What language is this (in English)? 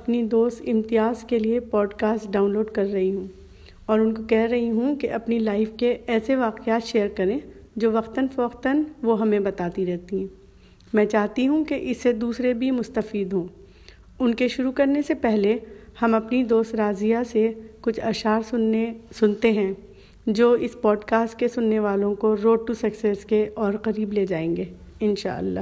Urdu